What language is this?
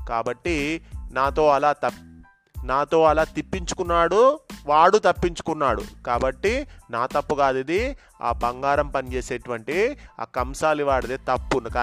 Telugu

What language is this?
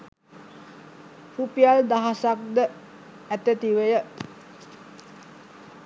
Sinhala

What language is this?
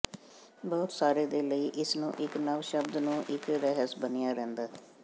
Punjabi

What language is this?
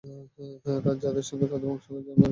Bangla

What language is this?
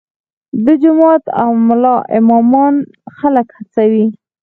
Pashto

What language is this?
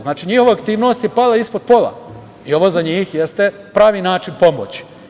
Serbian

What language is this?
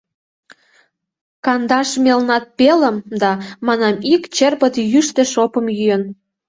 Mari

